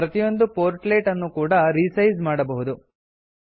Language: Kannada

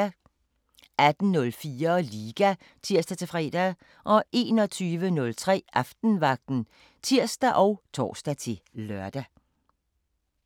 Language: Danish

